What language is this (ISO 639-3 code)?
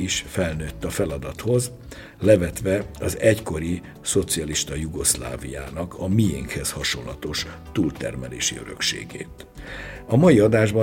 hun